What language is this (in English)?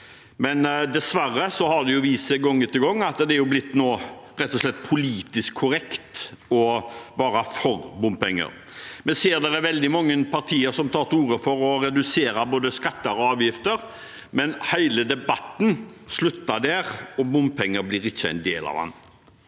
Norwegian